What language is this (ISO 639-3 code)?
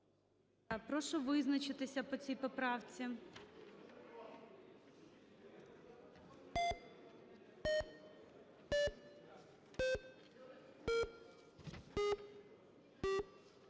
ukr